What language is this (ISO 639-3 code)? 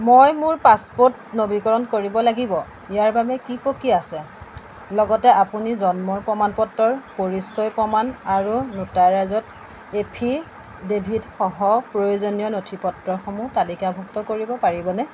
asm